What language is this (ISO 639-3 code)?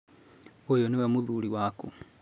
kik